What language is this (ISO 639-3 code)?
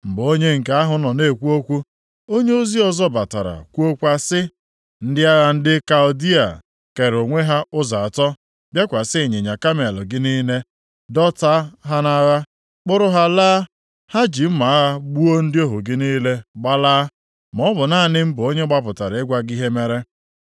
ibo